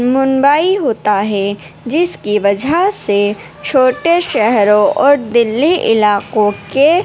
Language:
Urdu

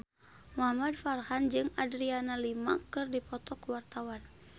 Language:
Sundanese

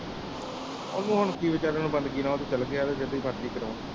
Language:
Punjabi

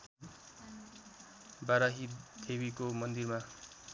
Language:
Nepali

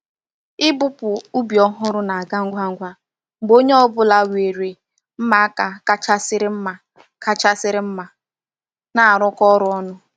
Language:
Igbo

